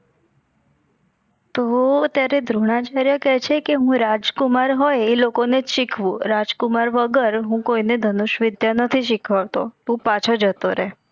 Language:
Gujarati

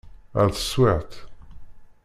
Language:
Kabyle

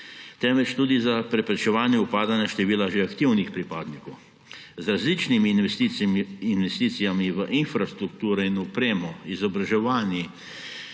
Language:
Slovenian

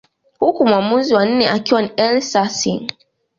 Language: Swahili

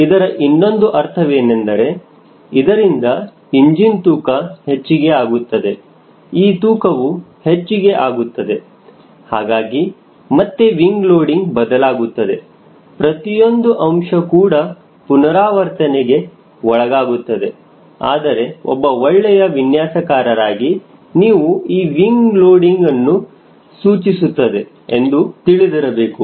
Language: Kannada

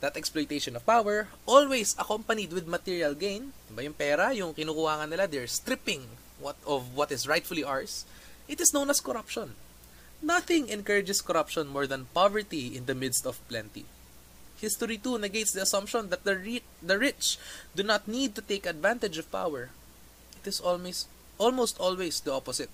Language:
Filipino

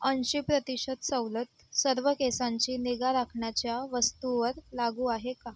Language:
Marathi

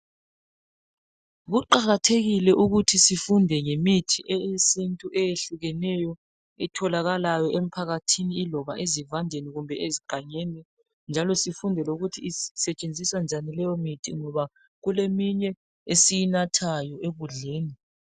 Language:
North Ndebele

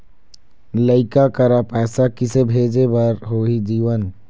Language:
Chhattisgarhi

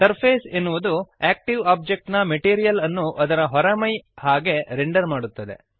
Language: Kannada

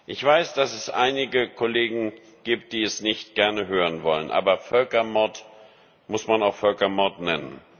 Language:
German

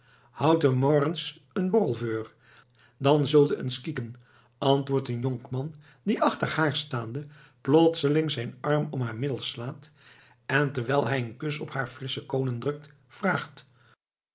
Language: Dutch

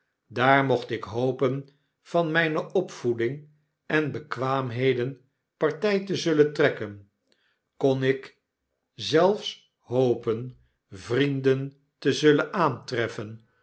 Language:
Dutch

